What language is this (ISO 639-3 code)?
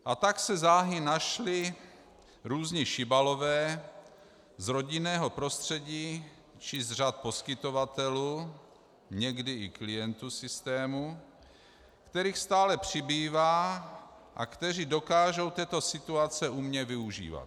ces